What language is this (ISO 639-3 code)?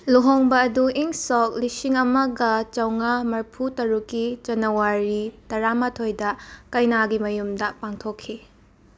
mni